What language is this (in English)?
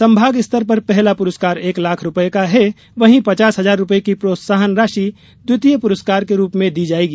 Hindi